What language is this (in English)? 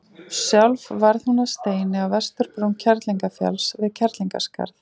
Icelandic